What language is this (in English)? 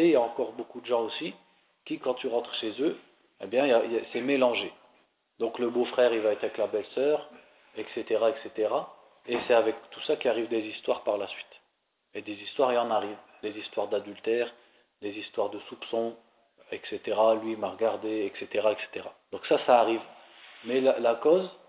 French